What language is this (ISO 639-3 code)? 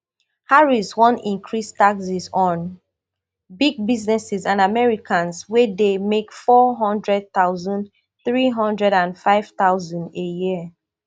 pcm